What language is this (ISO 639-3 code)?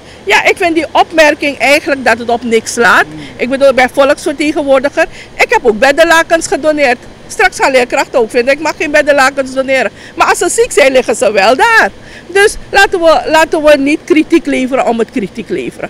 nld